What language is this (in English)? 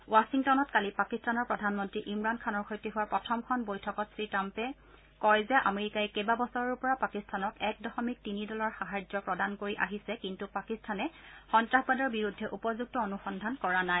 Assamese